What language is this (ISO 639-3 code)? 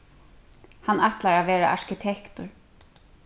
fao